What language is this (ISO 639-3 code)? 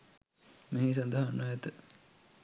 sin